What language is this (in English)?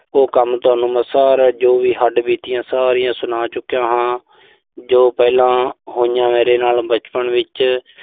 Punjabi